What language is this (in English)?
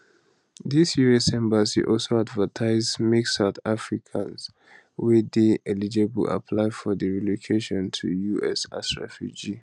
Nigerian Pidgin